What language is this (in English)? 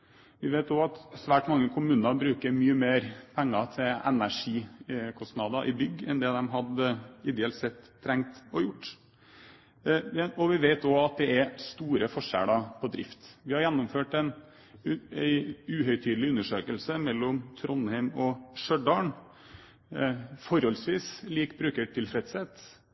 Norwegian Bokmål